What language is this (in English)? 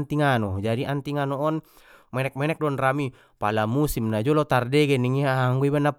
Batak Mandailing